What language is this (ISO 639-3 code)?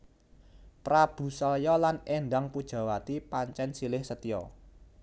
jav